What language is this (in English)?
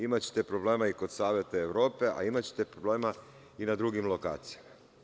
Serbian